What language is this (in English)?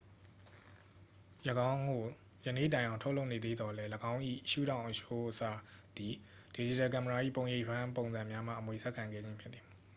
Burmese